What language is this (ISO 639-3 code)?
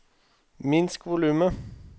nor